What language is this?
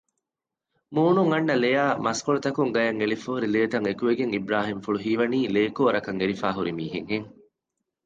Divehi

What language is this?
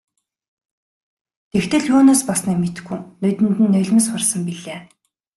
Mongolian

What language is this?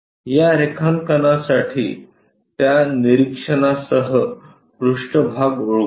Marathi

